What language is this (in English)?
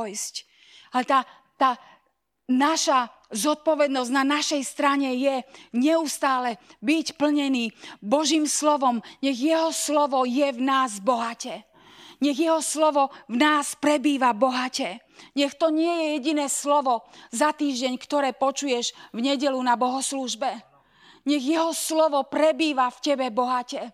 Slovak